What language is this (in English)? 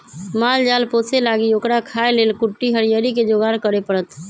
Magahi